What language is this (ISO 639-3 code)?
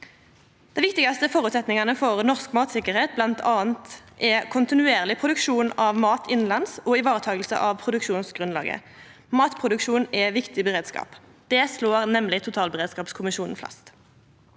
nor